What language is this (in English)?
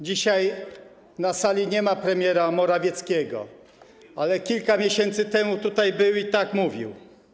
Polish